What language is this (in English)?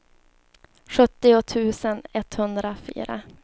Swedish